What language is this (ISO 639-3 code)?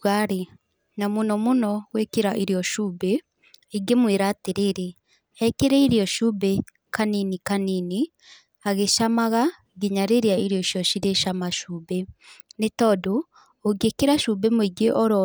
kik